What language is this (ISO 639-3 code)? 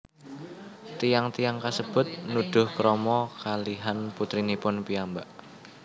jav